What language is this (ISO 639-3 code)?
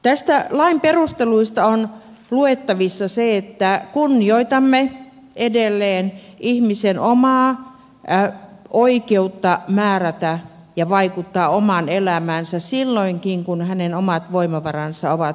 fin